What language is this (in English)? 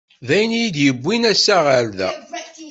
Kabyle